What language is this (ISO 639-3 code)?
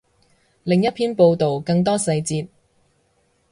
yue